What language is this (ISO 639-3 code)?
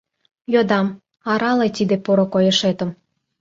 chm